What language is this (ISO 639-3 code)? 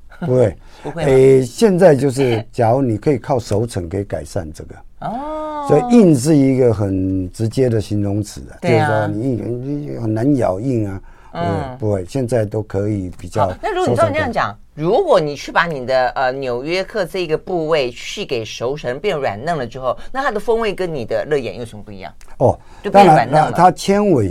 zho